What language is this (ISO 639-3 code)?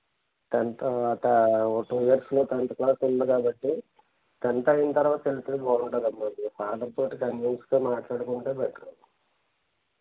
tel